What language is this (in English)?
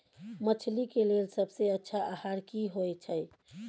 Maithili